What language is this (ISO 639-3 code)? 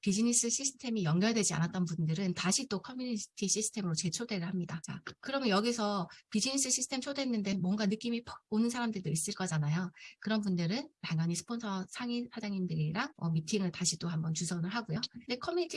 kor